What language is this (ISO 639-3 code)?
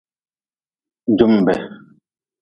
nmz